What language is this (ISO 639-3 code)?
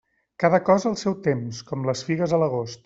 cat